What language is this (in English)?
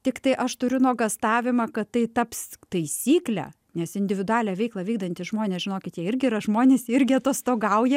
Lithuanian